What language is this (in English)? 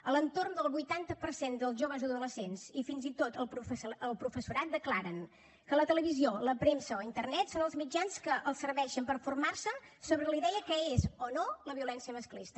Catalan